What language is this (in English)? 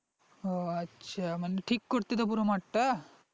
Bangla